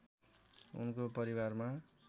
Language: Nepali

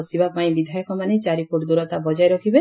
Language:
Odia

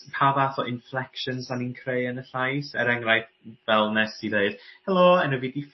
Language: Welsh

